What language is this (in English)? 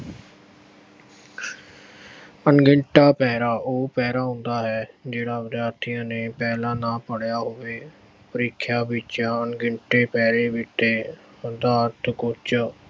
Punjabi